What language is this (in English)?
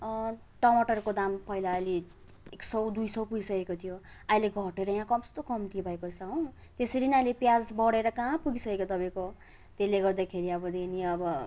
Nepali